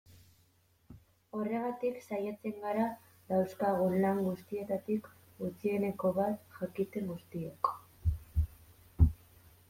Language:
Basque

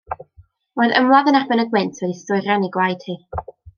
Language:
Welsh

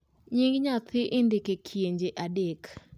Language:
Luo (Kenya and Tanzania)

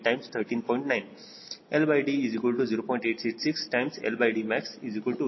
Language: Kannada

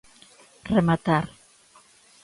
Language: Galician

